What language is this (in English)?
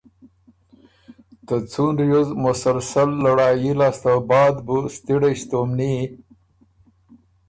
Ormuri